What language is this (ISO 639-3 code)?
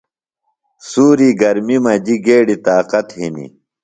phl